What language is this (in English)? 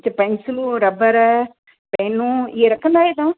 Sindhi